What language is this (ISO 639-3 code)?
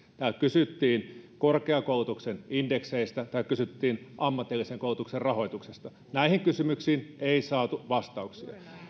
fin